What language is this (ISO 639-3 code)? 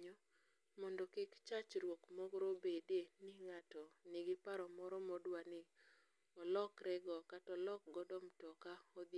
luo